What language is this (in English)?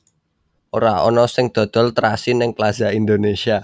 Javanese